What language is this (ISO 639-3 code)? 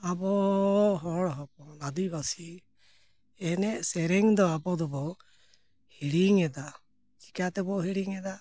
sat